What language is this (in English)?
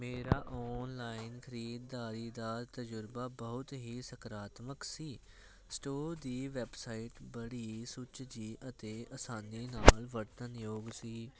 Punjabi